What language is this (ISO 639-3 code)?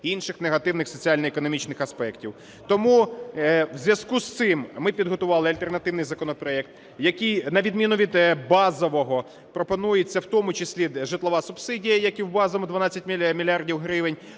ukr